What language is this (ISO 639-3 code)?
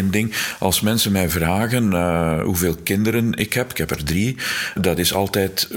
nld